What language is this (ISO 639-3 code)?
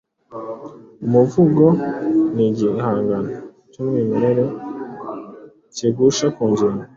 kin